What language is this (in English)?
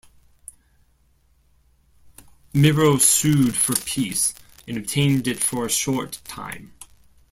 English